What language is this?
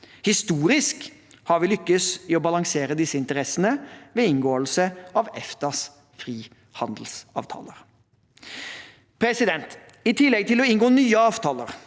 Norwegian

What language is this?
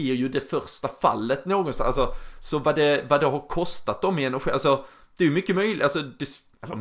Swedish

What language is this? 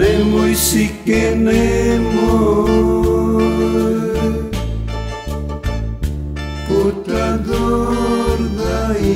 Romanian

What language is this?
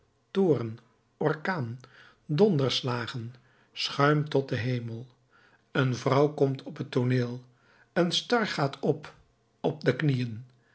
Dutch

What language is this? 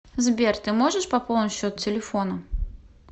Russian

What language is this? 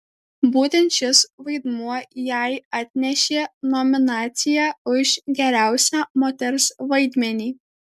Lithuanian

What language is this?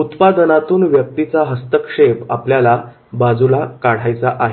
Marathi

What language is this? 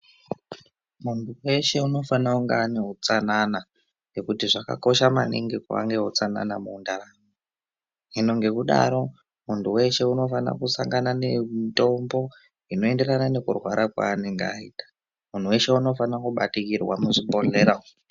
Ndau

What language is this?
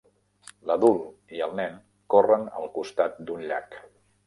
Catalan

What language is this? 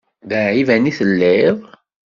Kabyle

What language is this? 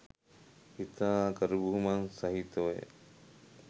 Sinhala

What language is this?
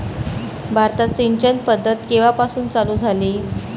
Marathi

